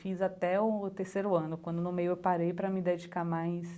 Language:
Portuguese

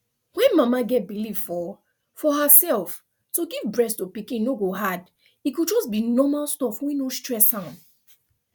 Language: Nigerian Pidgin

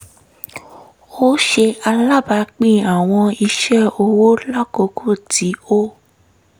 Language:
Yoruba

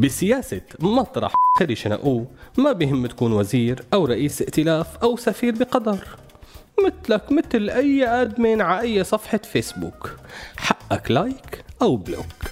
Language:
Arabic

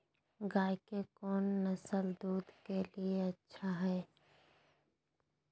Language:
Magahi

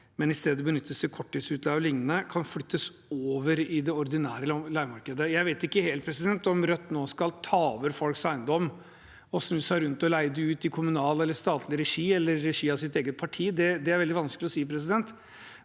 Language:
Norwegian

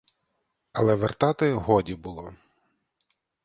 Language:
Ukrainian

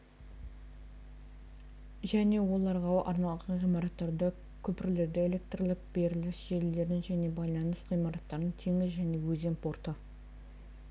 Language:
Kazakh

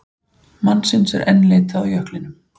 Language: Icelandic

